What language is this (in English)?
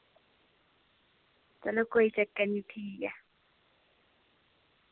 Dogri